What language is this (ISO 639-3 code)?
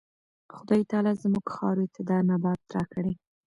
pus